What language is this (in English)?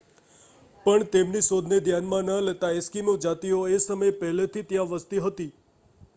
Gujarati